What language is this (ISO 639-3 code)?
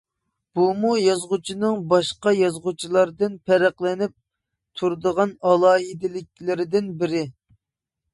uig